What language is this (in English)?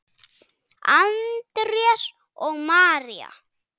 Icelandic